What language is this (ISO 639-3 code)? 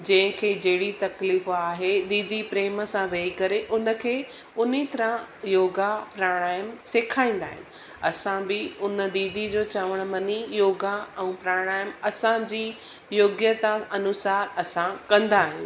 snd